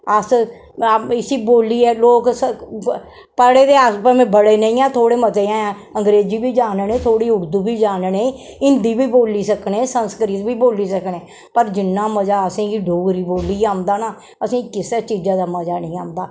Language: Dogri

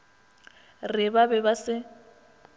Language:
Northern Sotho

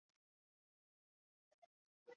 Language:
Chinese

